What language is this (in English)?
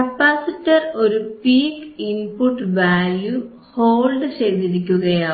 Malayalam